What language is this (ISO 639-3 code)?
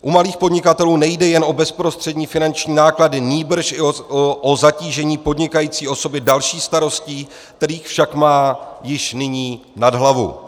ces